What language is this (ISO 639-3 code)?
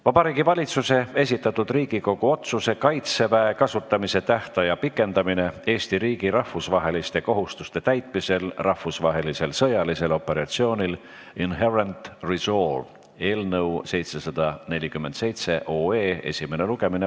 est